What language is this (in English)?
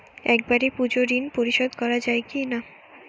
Bangla